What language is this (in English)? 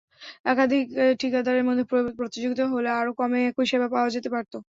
Bangla